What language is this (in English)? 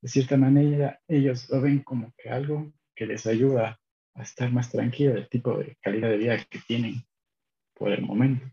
Spanish